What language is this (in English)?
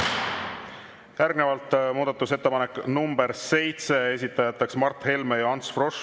Estonian